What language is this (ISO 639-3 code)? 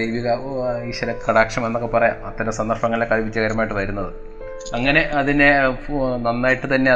mal